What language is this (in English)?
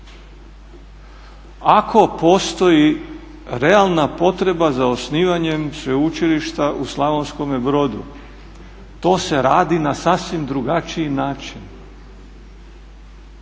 Croatian